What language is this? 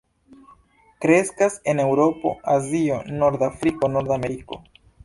Esperanto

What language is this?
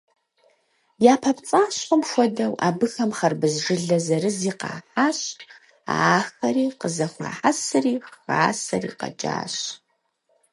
Kabardian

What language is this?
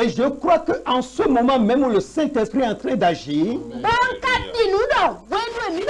French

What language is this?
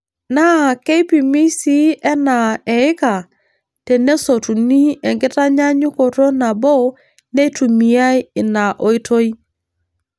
Masai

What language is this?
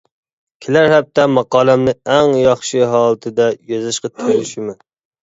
Uyghur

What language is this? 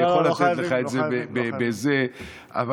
Hebrew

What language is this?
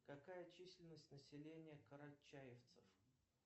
Russian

